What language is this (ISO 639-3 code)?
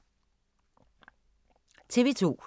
dan